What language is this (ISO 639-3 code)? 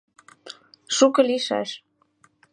chm